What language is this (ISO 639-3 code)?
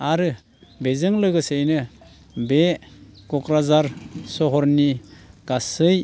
brx